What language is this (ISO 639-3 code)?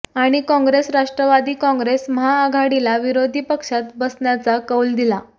mar